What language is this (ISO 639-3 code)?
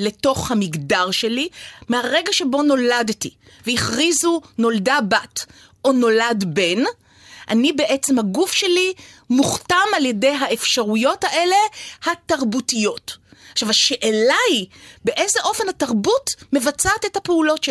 heb